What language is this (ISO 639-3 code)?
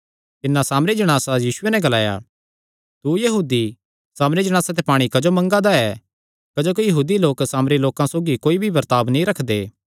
xnr